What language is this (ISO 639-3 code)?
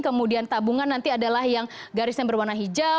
ind